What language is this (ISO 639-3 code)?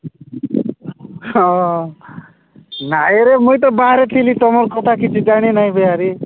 ori